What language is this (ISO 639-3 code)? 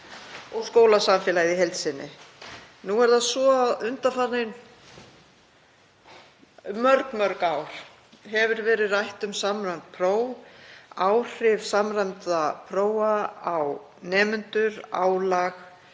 isl